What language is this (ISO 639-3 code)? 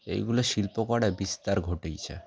ben